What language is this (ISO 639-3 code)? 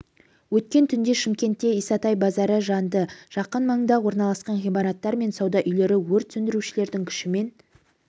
kaz